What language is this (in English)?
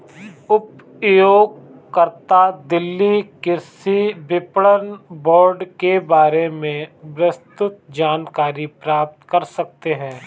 Hindi